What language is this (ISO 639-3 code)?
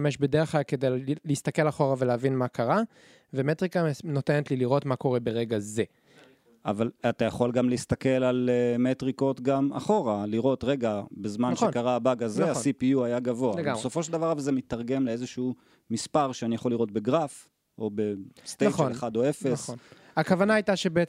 heb